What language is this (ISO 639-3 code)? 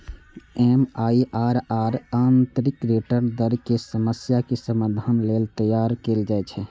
mai